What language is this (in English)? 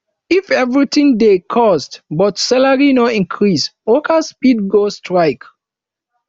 Nigerian Pidgin